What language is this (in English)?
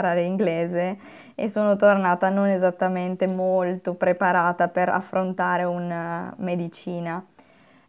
Italian